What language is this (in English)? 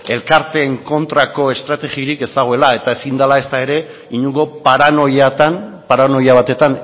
Basque